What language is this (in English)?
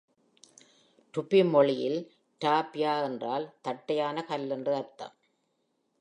Tamil